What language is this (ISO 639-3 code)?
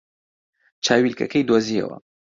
ckb